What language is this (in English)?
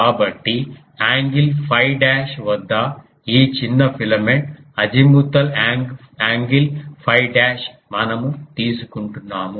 Telugu